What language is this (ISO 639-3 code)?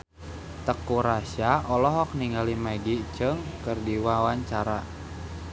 sun